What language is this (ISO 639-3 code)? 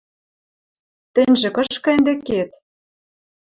mrj